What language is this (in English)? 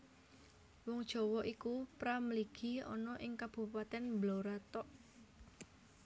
Javanese